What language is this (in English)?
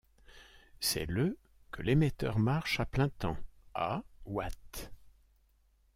French